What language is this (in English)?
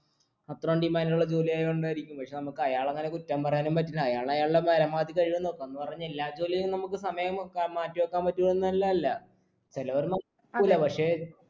Malayalam